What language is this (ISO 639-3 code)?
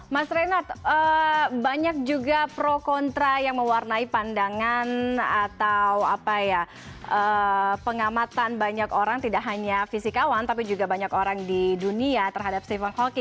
ind